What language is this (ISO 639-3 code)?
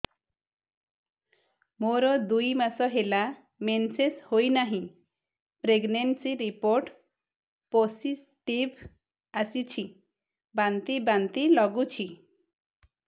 ori